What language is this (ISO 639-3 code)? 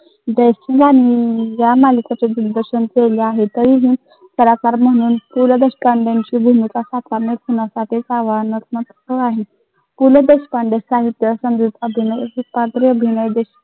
mar